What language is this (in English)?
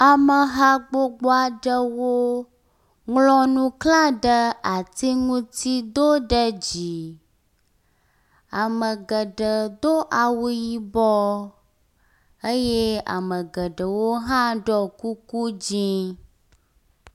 Ewe